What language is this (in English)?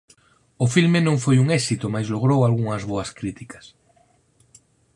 Galician